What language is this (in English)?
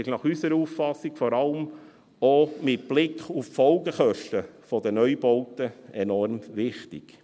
Swiss German